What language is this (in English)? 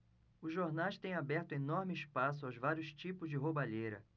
Portuguese